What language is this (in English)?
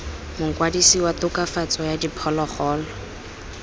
Tswana